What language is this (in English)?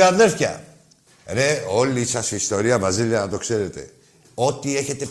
Greek